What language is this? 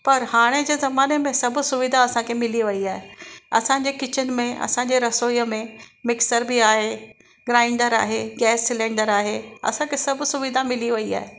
Sindhi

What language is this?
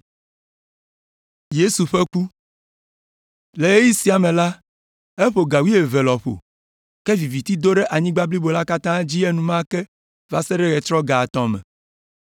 Ewe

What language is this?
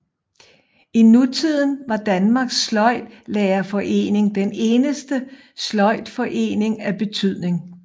Danish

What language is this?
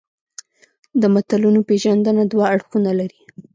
Pashto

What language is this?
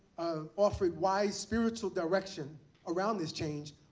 English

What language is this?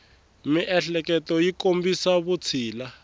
Tsonga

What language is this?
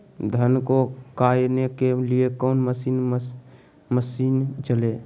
Magahi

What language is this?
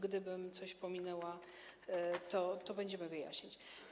Polish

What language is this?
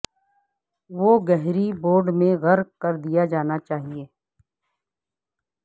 Urdu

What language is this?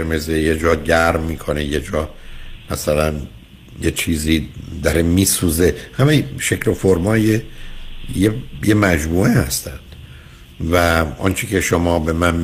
Persian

